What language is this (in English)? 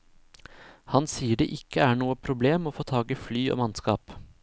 Norwegian